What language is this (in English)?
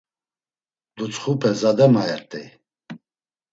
Laz